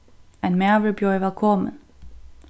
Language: Faroese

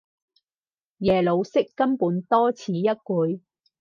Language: Cantonese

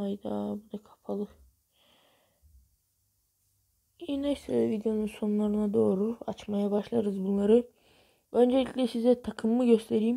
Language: Turkish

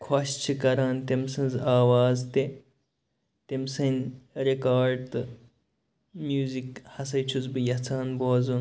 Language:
Kashmiri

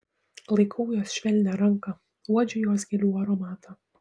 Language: Lithuanian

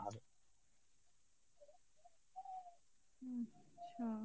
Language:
Bangla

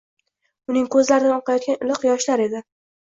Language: Uzbek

